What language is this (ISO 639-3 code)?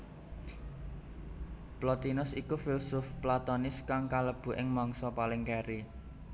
jav